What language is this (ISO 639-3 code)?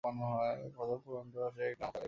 ben